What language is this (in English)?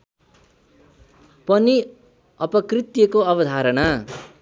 Nepali